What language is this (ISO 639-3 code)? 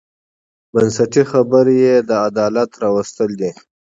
pus